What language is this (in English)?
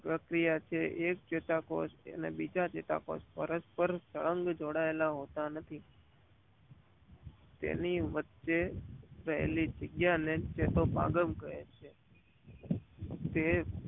Gujarati